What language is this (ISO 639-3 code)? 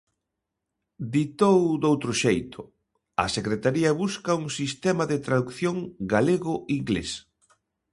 glg